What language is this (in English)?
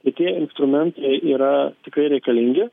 Lithuanian